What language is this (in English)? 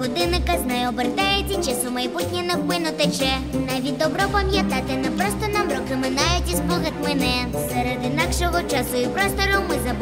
Ukrainian